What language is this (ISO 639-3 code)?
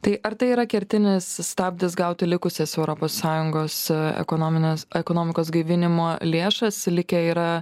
lit